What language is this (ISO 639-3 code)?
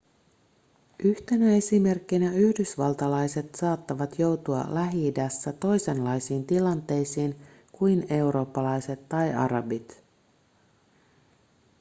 fin